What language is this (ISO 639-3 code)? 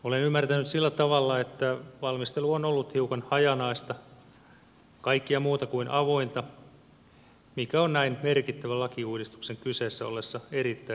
fin